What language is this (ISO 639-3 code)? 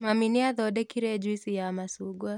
kik